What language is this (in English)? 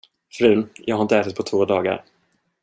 Swedish